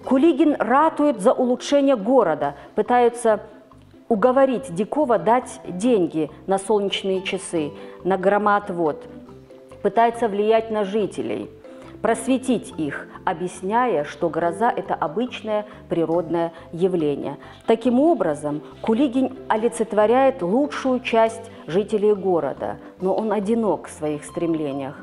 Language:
Russian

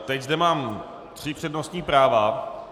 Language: Czech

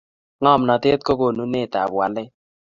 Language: Kalenjin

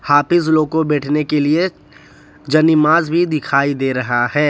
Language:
Hindi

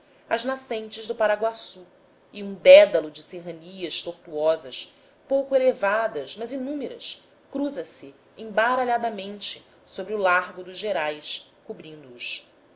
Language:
Portuguese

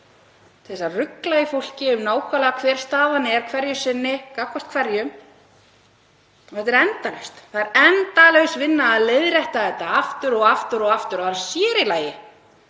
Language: Icelandic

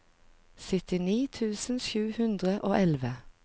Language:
Norwegian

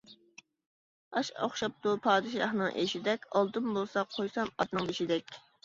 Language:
Uyghur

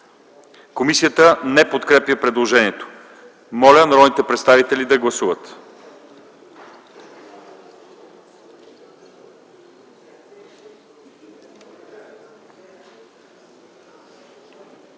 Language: Bulgarian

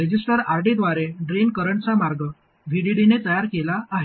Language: Marathi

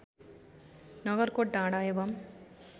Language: Nepali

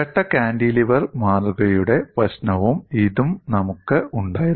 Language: Malayalam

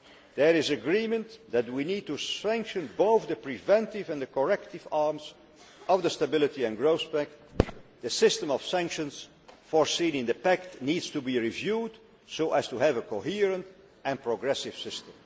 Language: English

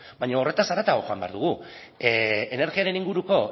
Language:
Basque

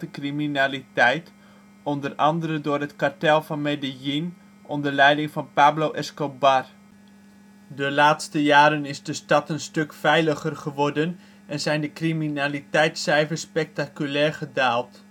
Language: Dutch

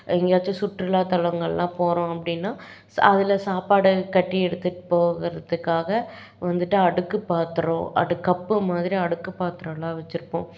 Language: Tamil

